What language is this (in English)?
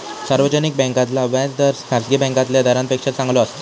Marathi